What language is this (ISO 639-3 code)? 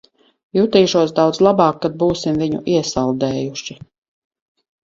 lav